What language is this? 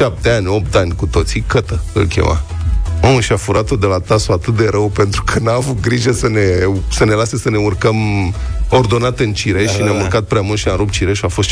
Romanian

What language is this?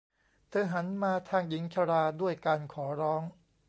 Thai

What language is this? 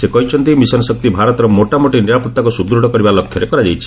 Odia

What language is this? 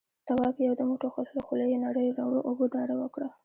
Pashto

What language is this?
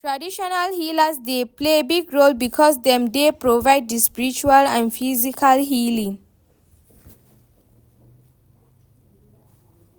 Nigerian Pidgin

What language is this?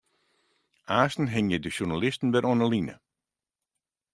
Western Frisian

